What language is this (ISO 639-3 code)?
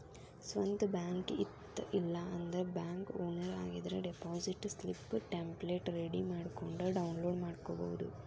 kan